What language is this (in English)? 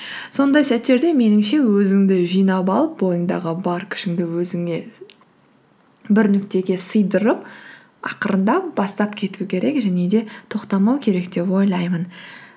Kazakh